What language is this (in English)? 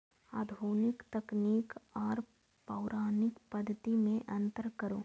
Maithili